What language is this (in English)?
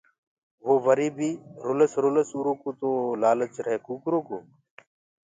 Gurgula